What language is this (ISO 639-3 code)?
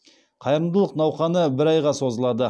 kaz